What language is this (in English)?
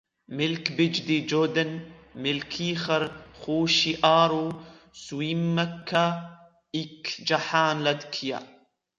Arabic